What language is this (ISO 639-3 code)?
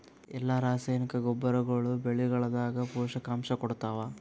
kan